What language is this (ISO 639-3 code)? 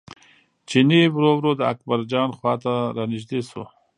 pus